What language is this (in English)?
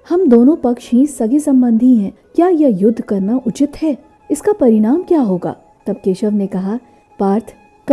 Hindi